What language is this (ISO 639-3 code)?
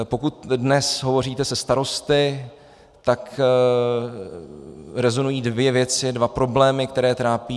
ces